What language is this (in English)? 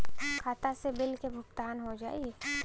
Bhojpuri